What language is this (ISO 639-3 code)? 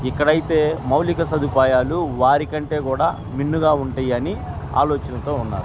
tel